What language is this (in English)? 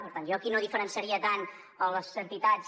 Catalan